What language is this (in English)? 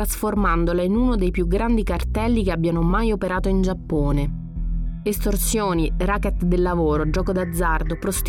Italian